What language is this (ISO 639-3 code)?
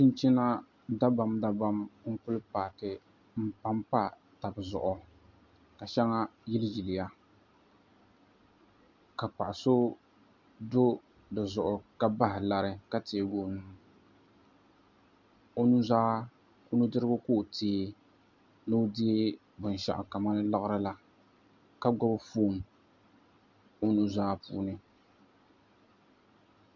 dag